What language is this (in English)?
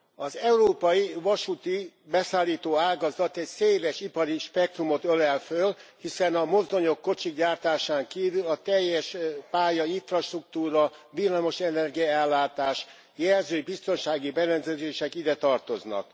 Hungarian